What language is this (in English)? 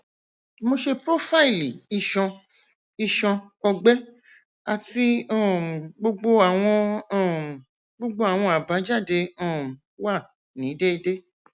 Yoruba